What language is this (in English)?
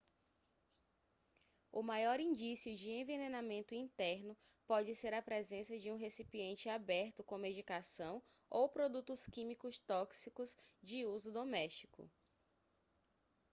Portuguese